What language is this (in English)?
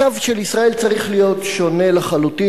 Hebrew